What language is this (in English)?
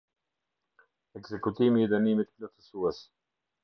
Albanian